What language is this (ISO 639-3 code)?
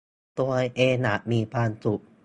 tha